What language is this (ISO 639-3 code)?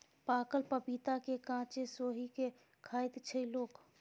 mai